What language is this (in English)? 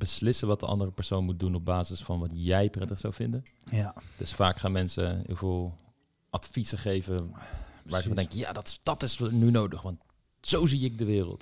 Dutch